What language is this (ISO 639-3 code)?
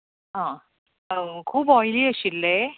kok